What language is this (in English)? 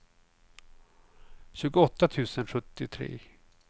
Swedish